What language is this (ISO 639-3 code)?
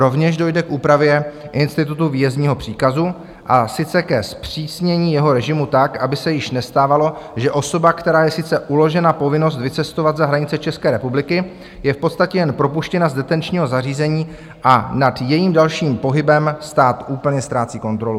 ces